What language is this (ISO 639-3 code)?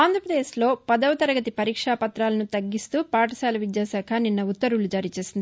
tel